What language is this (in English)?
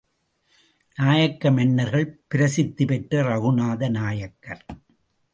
Tamil